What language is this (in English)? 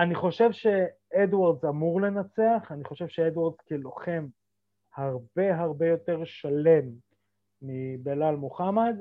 Hebrew